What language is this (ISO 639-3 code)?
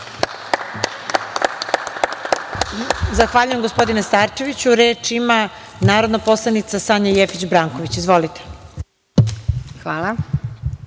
srp